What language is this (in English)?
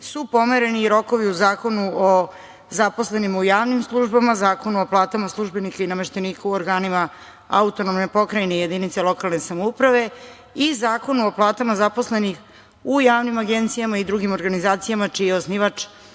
Serbian